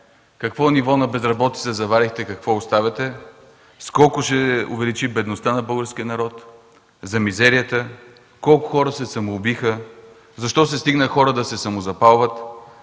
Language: Bulgarian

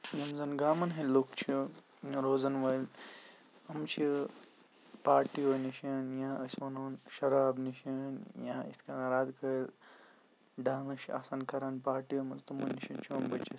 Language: Kashmiri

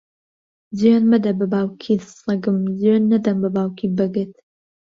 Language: Central Kurdish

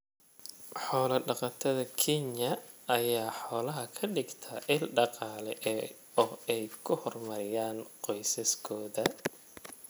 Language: Somali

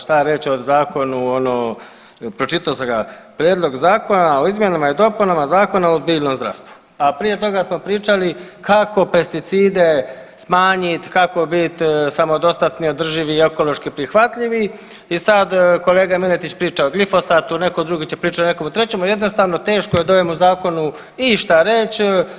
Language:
Croatian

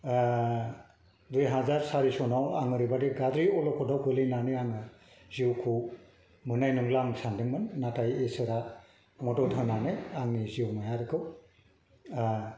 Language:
Bodo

